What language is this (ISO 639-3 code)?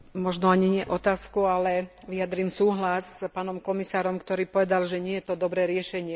slk